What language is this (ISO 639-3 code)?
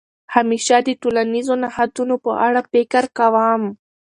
pus